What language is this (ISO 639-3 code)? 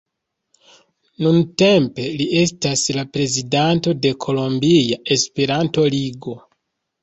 epo